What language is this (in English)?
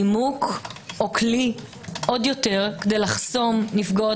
Hebrew